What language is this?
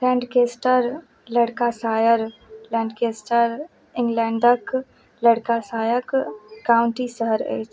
Maithili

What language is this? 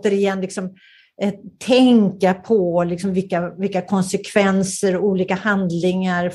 Swedish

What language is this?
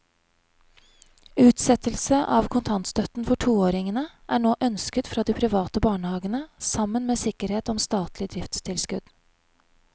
Norwegian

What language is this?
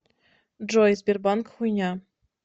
Russian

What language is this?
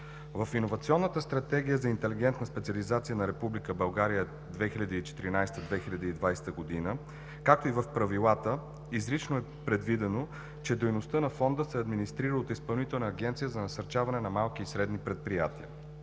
Bulgarian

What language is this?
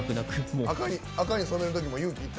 Japanese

